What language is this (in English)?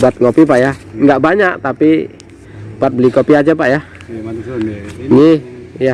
Indonesian